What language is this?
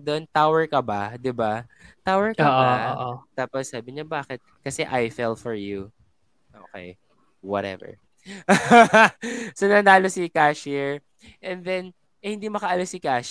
Filipino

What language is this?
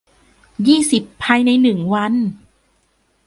Thai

